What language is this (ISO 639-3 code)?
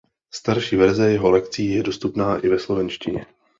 ces